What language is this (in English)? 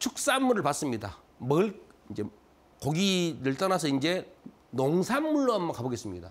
Korean